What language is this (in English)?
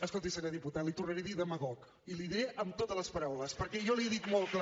Catalan